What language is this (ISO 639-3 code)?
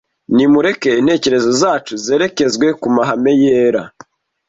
kin